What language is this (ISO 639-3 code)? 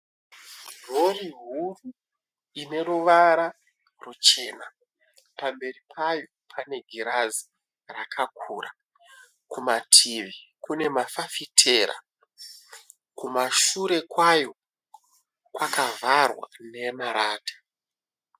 sna